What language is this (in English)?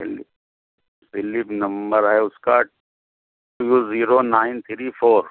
Urdu